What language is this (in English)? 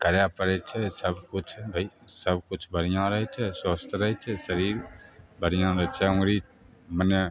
Maithili